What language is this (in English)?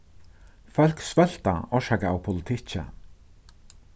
Faroese